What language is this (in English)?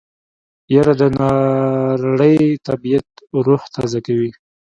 Pashto